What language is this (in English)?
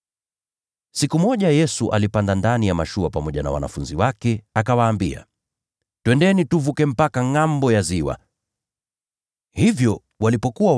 Swahili